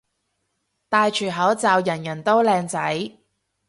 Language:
Cantonese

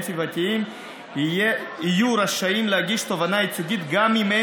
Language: Hebrew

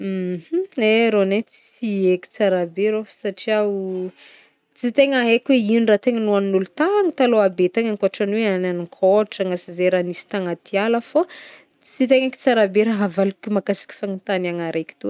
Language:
Northern Betsimisaraka Malagasy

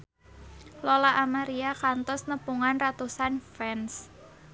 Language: Sundanese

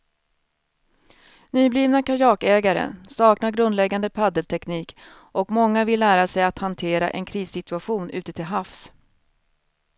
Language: Swedish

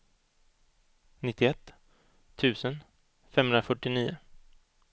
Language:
Swedish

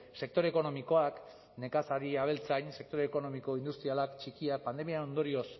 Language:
Basque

